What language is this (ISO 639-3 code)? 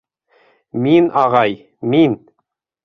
bak